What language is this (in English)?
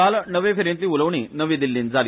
Konkani